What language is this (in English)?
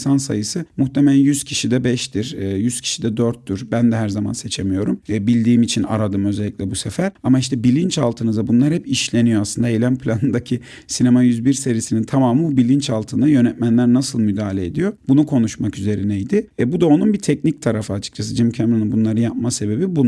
Turkish